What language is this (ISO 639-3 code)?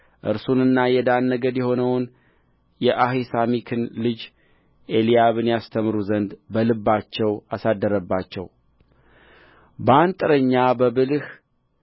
amh